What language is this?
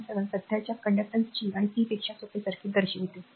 Marathi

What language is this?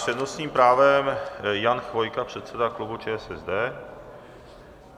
Czech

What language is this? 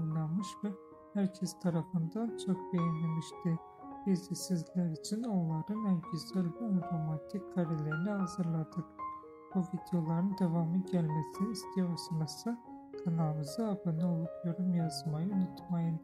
Turkish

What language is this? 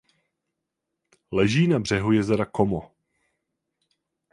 Czech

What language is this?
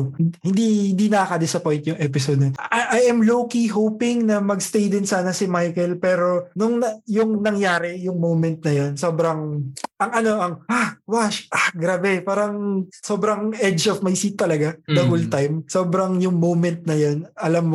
Filipino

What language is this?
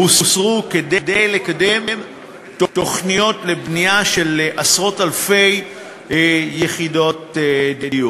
Hebrew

